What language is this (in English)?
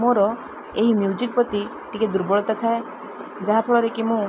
Odia